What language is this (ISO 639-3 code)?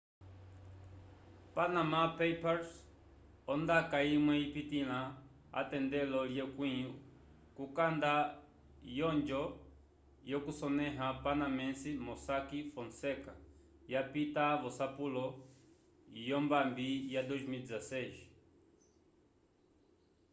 umb